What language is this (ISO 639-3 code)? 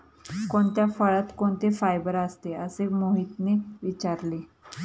mar